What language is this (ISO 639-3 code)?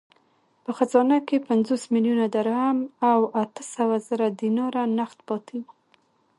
pus